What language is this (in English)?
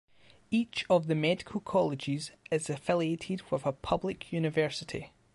English